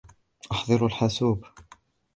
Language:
Arabic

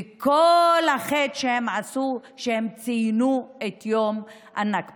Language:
Hebrew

